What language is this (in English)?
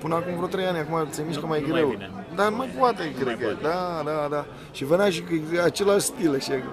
Romanian